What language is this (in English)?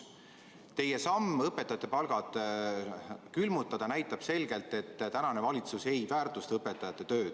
Estonian